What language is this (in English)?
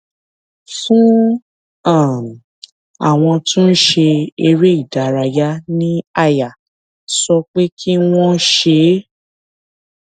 Yoruba